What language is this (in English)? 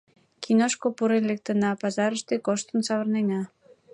Mari